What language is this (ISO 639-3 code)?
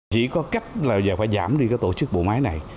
vie